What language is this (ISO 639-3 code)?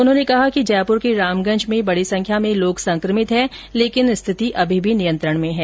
hin